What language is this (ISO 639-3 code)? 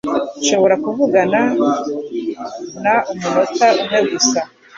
kin